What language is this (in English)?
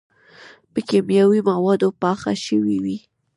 Pashto